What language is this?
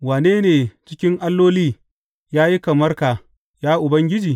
Hausa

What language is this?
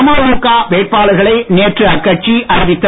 Tamil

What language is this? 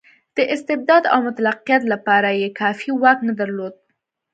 Pashto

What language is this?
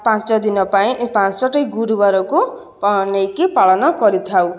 Odia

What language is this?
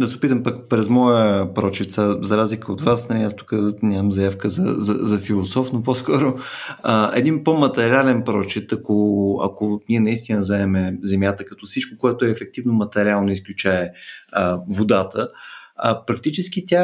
Bulgarian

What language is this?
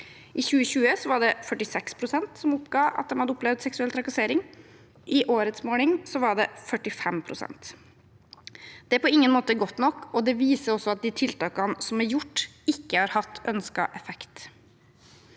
Norwegian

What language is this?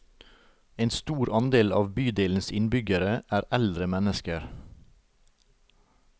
Norwegian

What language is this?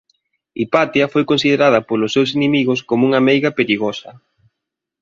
Galician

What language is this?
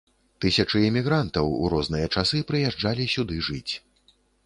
Belarusian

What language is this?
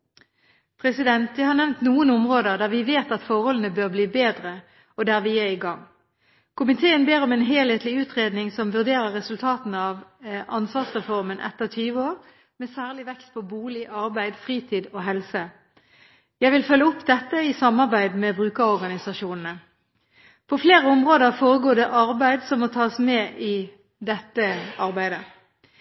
Norwegian Bokmål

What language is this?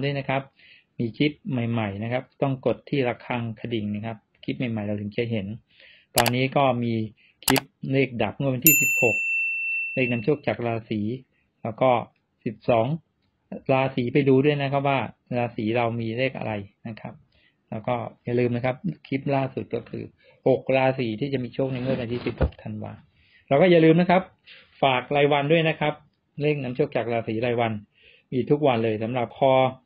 Thai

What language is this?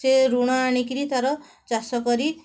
Odia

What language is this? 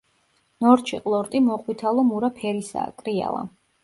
Georgian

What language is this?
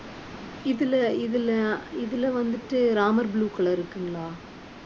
Tamil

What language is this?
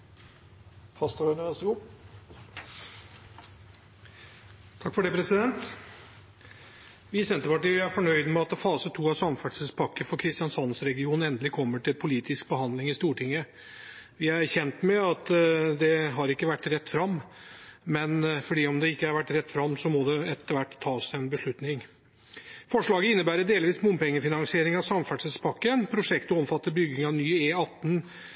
Norwegian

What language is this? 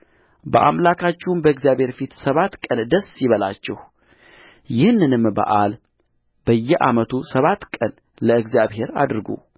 Amharic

